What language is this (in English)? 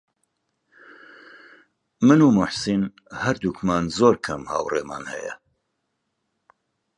Central Kurdish